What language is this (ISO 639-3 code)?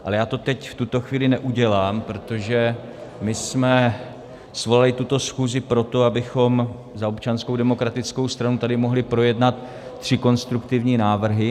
ces